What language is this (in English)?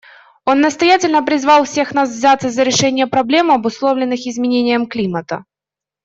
Russian